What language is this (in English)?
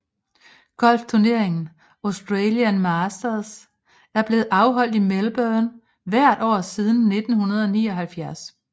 Danish